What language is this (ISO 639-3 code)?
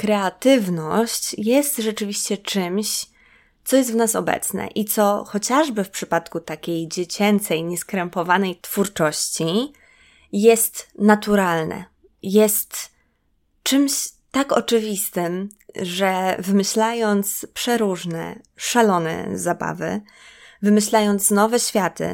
pol